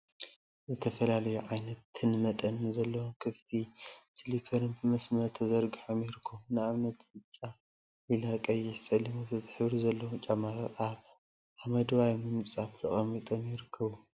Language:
Tigrinya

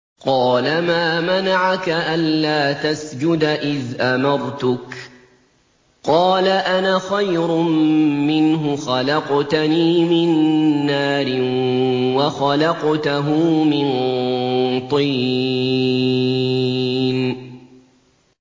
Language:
Arabic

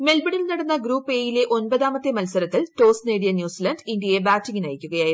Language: Malayalam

